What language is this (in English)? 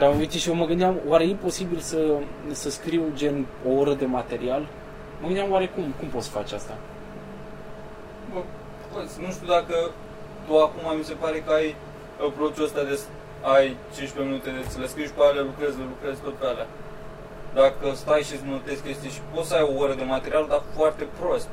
Romanian